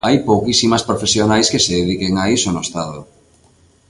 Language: Galician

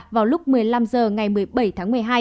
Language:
Vietnamese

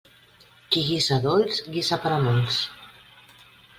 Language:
Catalan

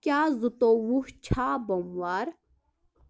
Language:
Kashmiri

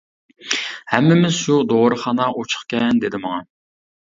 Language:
Uyghur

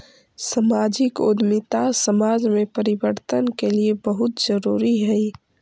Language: Magahi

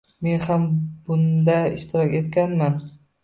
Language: Uzbek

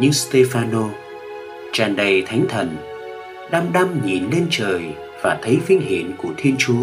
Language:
Vietnamese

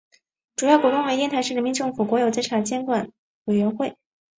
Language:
Chinese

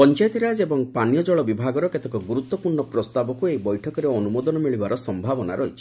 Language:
Odia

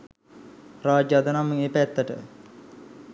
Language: Sinhala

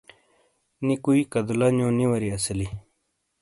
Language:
Shina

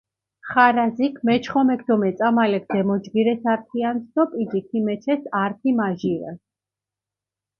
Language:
Mingrelian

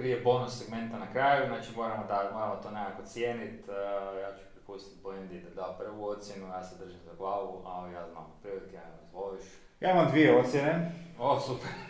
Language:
Croatian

